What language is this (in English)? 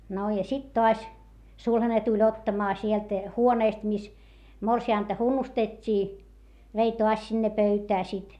Finnish